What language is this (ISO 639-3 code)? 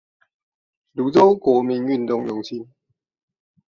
zho